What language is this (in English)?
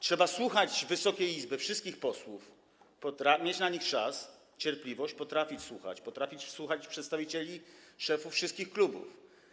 Polish